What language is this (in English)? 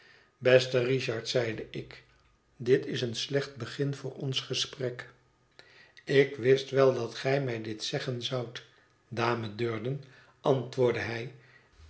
Dutch